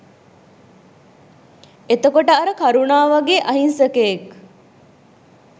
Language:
Sinhala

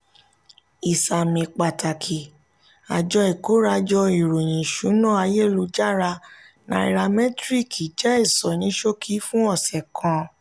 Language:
Yoruba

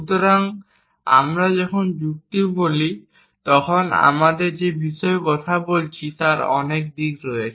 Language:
Bangla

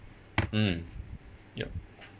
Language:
English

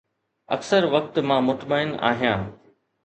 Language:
Sindhi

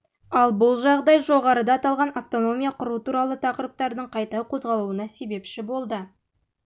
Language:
Kazakh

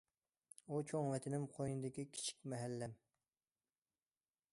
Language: Uyghur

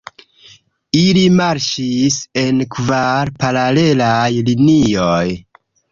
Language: Esperanto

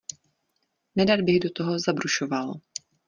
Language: Czech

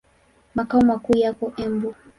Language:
Swahili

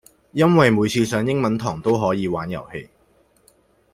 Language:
Cantonese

